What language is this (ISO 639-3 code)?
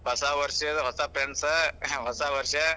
kan